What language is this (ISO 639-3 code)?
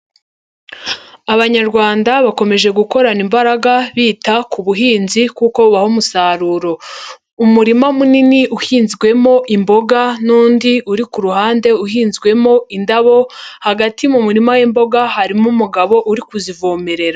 kin